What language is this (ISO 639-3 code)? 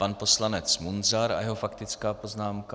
ces